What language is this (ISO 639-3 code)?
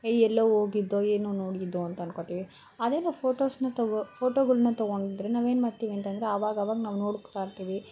kan